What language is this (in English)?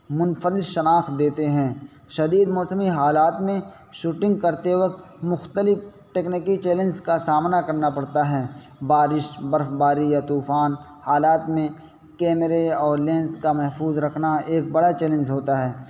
Urdu